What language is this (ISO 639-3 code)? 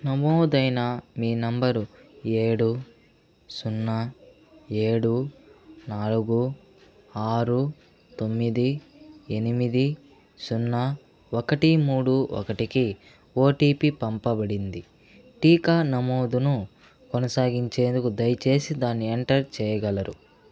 tel